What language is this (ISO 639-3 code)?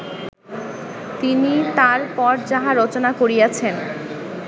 ben